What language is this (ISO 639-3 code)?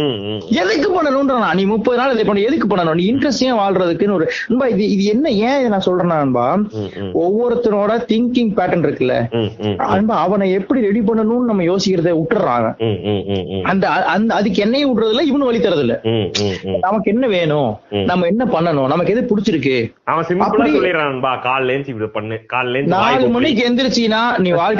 tam